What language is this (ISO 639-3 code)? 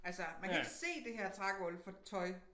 dan